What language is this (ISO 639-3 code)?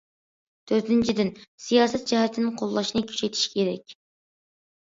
uig